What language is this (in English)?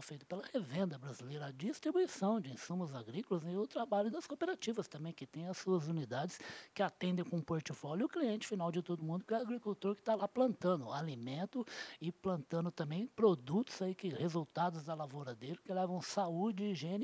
Portuguese